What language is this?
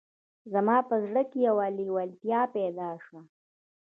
Pashto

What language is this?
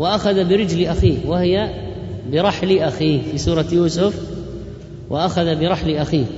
Arabic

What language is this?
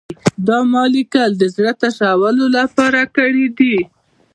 Pashto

